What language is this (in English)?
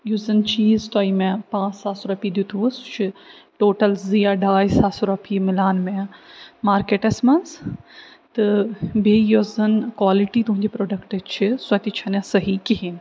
Kashmiri